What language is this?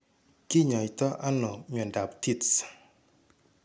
Kalenjin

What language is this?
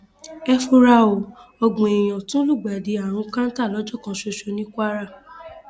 Yoruba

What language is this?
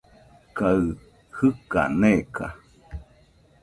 Nüpode Huitoto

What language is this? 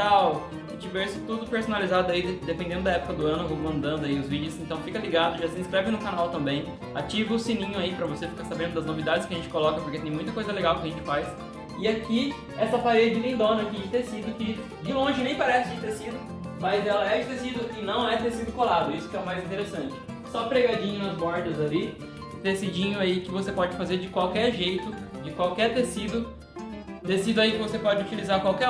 Portuguese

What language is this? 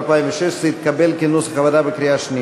Hebrew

